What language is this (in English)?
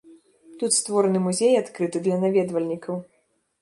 Belarusian